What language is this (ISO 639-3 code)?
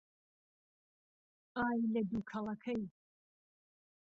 ckb